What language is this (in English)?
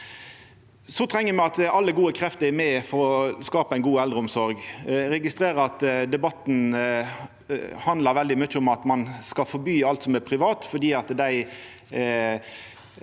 Norwegian